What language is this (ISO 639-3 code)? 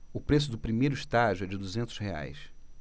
por